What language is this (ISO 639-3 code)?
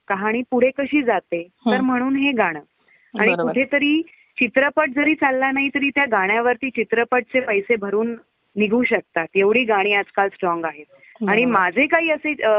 mar